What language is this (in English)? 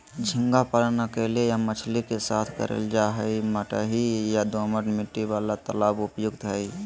Magahi